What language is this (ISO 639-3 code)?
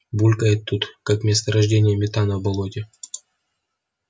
rus